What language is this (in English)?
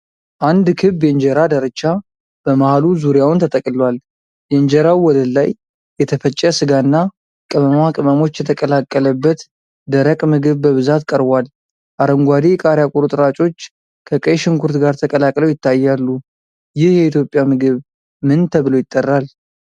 Amharic